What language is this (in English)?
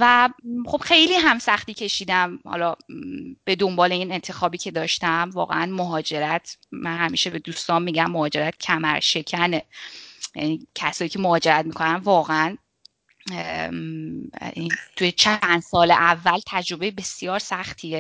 Persian